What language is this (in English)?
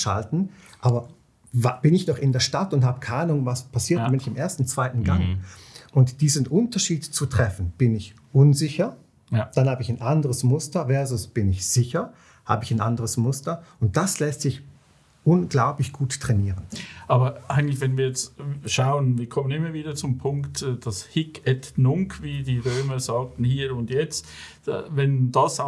German